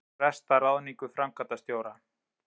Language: Icelandic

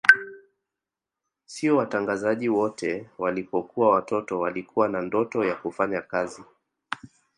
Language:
Swahili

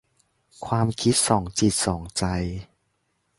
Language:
Thai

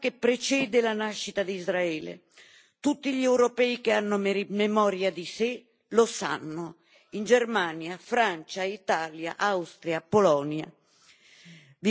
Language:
Italian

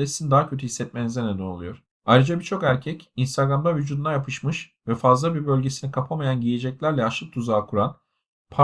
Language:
Turkish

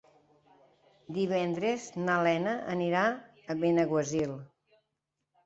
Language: Catalan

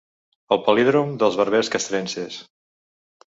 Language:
Catalan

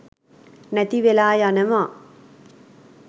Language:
Sinhala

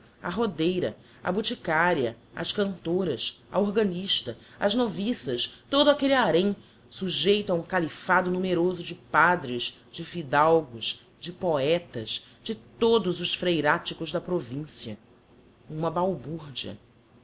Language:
Portuguese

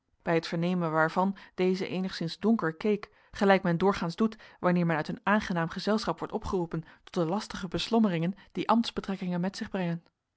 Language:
Dutch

